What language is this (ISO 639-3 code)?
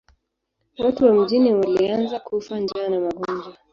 swa